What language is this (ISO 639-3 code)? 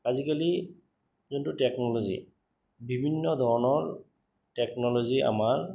asm